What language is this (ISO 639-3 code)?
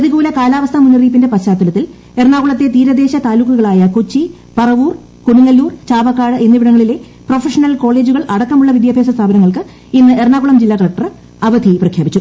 mal